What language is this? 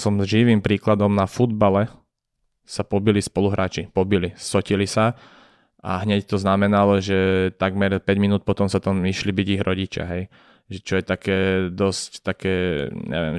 Slovak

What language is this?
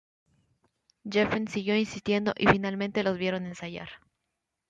Spanish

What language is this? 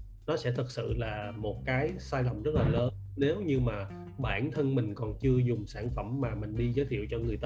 Vietnamese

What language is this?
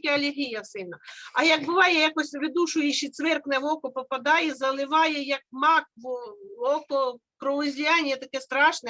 Ukrainian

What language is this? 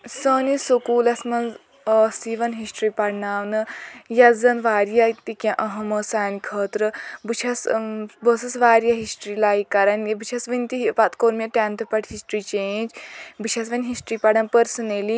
Kashmiri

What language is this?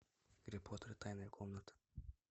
Russian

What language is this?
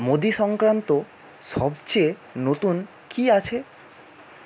Bangla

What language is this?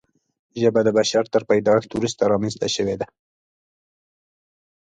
Pashto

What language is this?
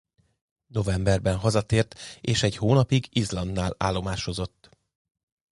Hungarian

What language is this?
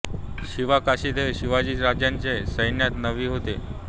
Marathi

